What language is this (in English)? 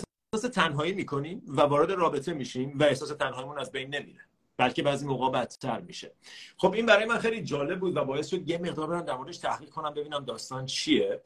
Persian